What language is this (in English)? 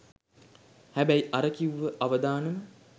Sinhala